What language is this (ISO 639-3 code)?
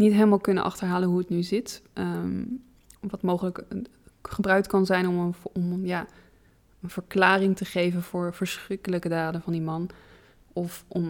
nld